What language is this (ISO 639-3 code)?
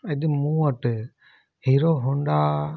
snd